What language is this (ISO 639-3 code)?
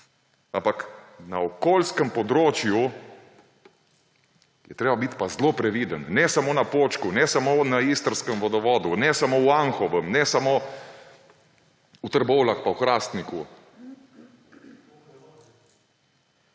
slv